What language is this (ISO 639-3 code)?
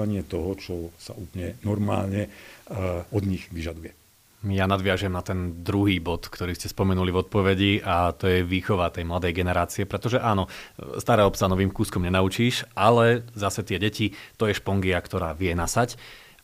slk